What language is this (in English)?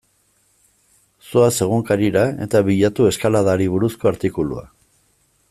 Basque